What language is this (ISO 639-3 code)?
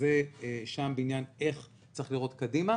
heb